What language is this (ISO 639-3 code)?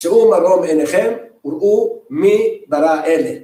heb